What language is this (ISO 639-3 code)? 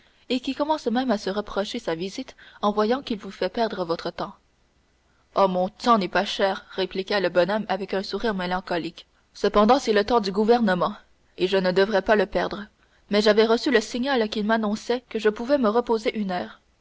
fra